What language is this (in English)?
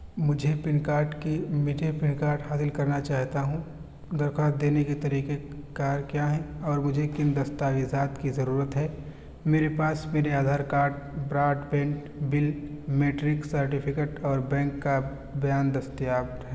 Urdu